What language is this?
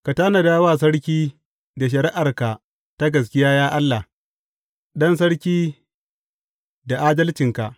Hausa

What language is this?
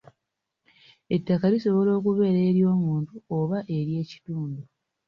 Ganda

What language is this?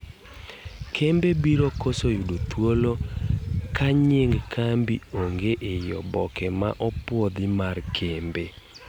Luo (Kenya and Tanzania)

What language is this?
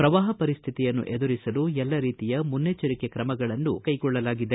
Kannada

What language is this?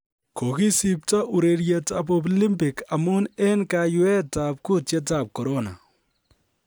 Kalenjin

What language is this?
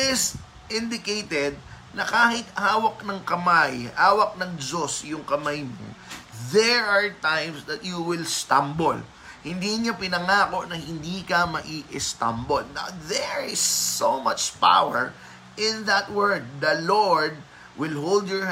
Filipino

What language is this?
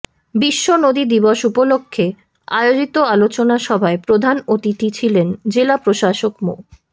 Bangla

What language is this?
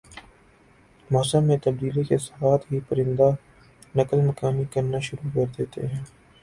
Urdu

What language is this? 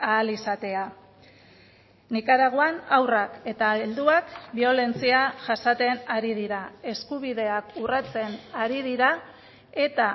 Basque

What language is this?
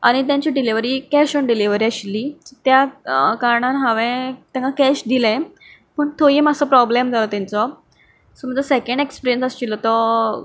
Konkani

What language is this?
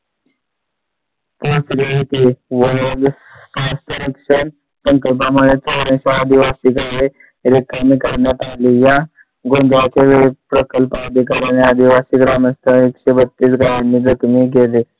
Marathi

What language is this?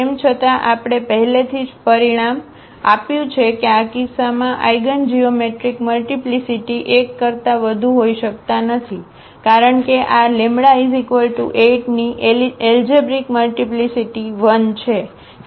Gujarati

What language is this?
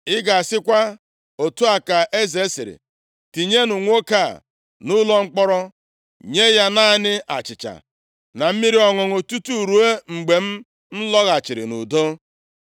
Igbo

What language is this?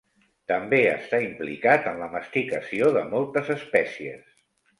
Catalan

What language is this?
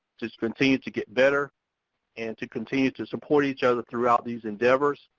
English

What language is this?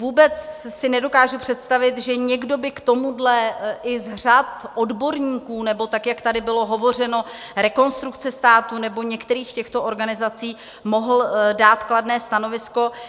Czech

